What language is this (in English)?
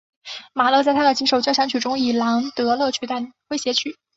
Chinese